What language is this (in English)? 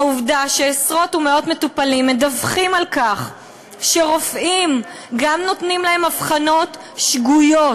Hebrew